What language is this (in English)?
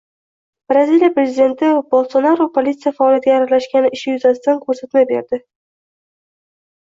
Uzbek